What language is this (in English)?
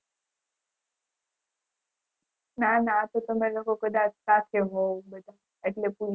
Gujarati